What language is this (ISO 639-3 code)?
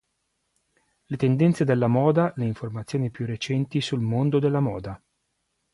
ita